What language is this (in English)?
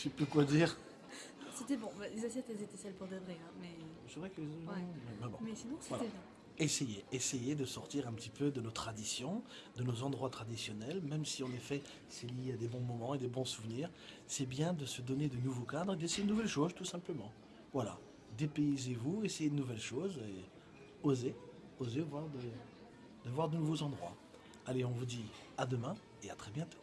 French